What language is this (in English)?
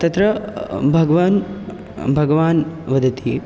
Sanskrit